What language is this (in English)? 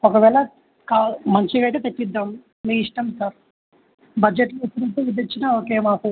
Telugu